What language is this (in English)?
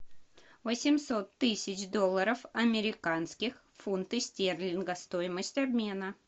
Russian